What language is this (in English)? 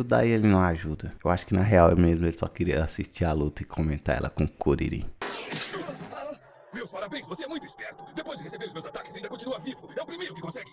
Portuguese